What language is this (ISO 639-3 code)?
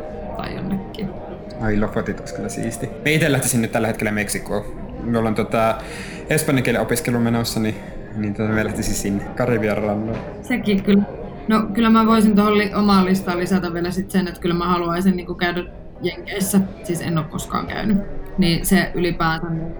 fin